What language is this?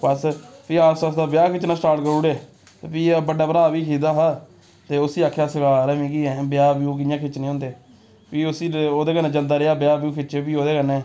Dogri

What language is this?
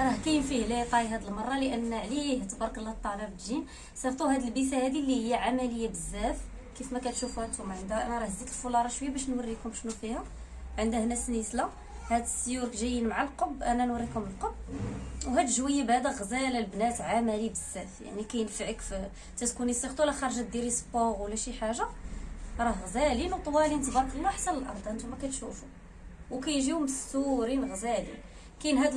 Arabic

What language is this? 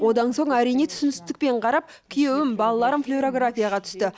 Kazakh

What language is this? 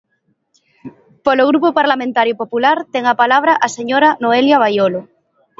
Galician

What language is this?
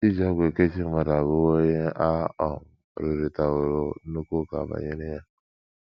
Igbo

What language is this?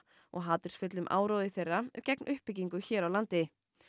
Icelandic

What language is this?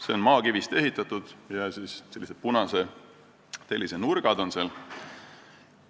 Estonian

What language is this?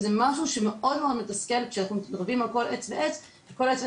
Hebrew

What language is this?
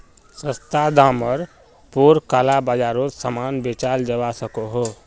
Magahi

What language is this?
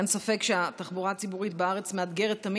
Hebrew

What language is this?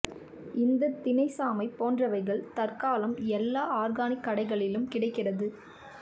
Tamil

